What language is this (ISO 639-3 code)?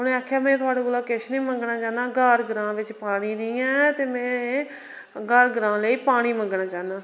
doi